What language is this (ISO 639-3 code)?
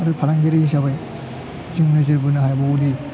brx